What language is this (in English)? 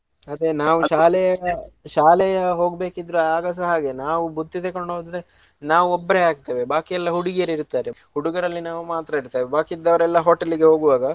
Kannada